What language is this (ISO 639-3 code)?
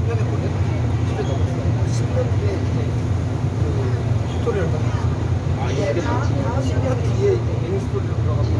kor